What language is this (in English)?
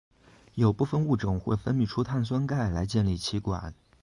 Chinese